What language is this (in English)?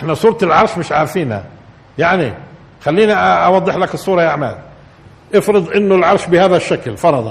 Arabic